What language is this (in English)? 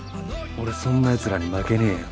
Japanese